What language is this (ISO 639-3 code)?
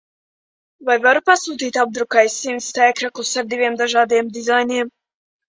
lav